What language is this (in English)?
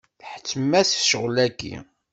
Kabyle